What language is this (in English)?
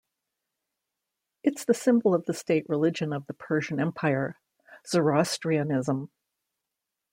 English